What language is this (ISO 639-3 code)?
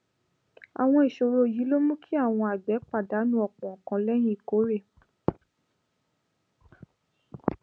yor